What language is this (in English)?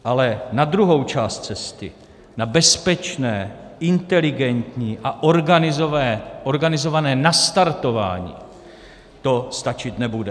Czech